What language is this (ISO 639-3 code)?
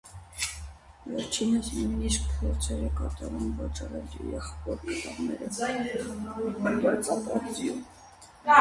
hye